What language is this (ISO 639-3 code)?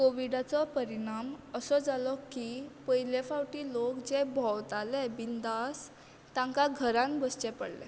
kok